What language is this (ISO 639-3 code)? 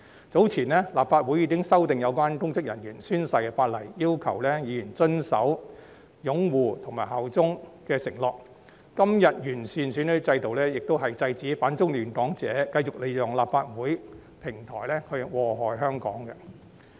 yue